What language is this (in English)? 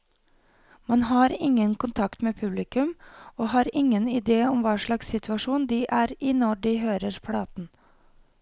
Norwegian